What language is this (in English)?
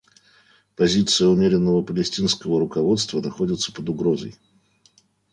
Russian